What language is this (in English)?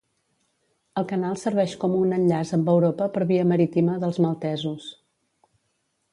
Catalan